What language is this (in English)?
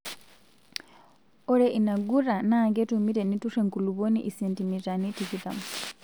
Masai